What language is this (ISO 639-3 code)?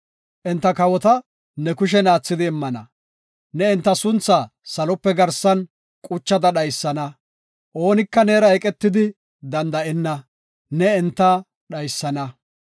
gof